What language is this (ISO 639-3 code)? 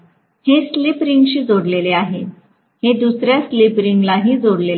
mar